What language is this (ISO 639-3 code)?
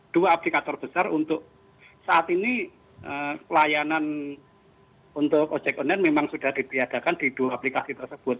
ind